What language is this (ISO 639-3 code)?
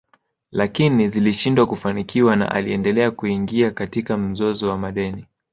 swa